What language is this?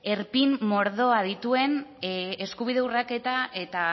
Basque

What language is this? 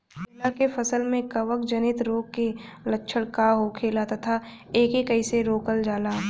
Bhojpuri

